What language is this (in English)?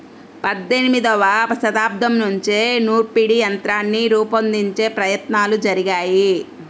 Telugu